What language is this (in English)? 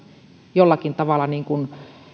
Finnish